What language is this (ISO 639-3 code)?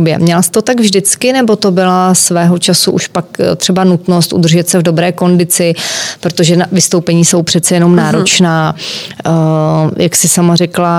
ces